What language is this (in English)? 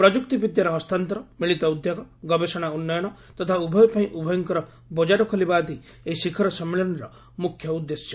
Odia